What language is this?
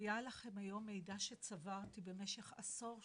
Hebrew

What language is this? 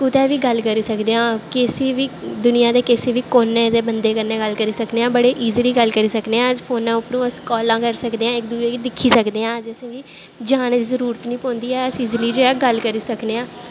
Dogri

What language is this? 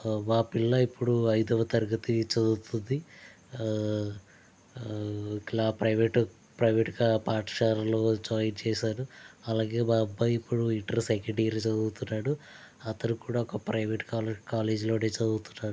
Telugu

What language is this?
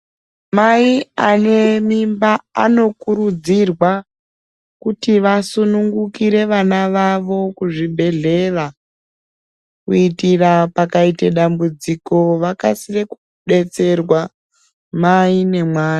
Ndau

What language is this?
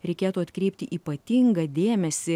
Lithuanian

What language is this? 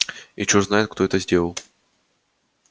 Russian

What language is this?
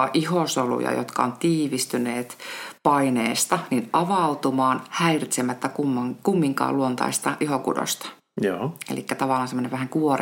Finnish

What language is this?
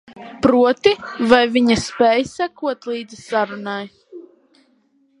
Latvian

